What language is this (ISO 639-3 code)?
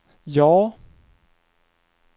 swe